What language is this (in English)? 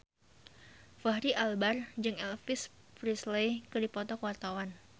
Sundanese